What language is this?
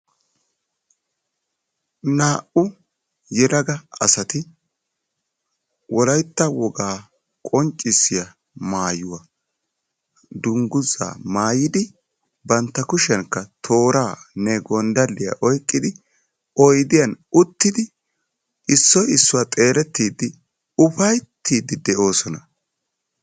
Wolaytta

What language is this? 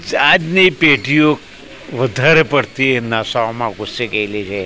Gujarati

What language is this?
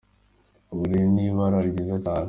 Kinyarwanda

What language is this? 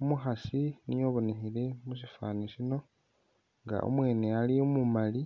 Masaaba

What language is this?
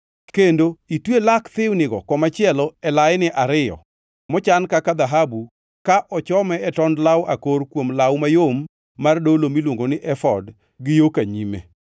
Luo (Kenya and Tanzania)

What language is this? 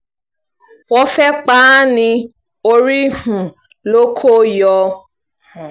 Yoruba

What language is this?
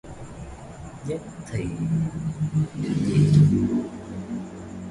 Vietnamese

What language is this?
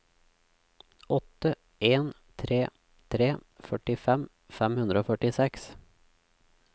Norwegian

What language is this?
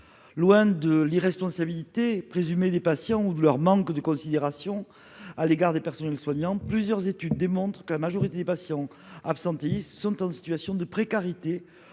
French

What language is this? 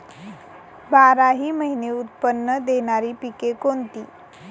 Marathi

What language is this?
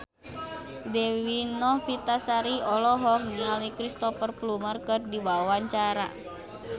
Sundanese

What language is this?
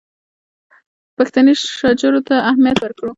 Pashto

